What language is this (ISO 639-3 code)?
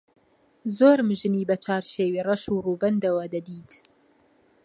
ckb